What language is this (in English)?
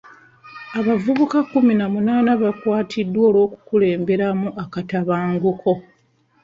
Ganda